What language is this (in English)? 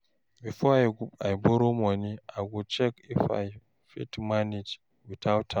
Nigerian Pidgin